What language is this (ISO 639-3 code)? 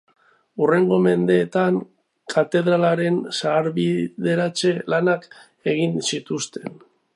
eus